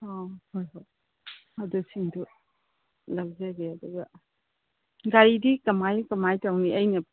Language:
Manipuri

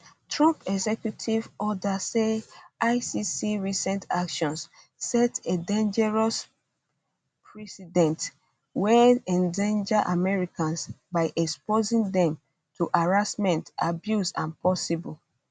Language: Nigerian Pidgin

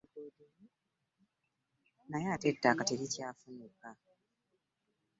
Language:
Ganda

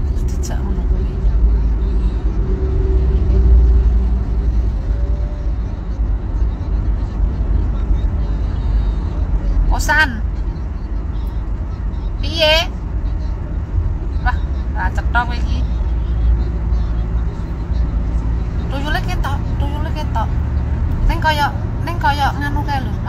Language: Indonesian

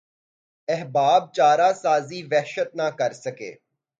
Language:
Urdu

